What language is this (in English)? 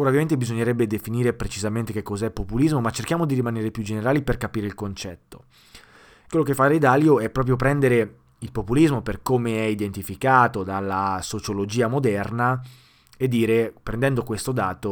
Italian